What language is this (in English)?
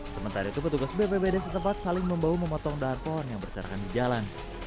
Indonesian